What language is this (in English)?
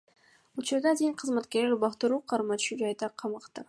Kyrgyz